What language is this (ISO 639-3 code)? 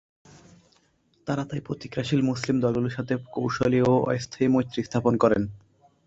ben